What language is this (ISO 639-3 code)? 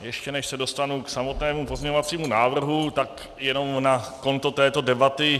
ces